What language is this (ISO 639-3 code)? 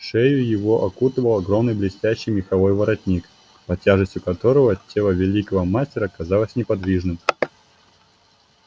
rus